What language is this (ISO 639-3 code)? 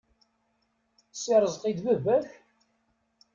kab